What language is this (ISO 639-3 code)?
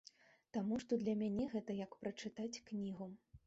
bel